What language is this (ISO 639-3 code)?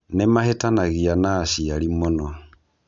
kik